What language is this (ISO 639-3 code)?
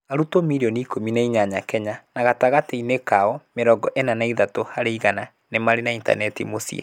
kik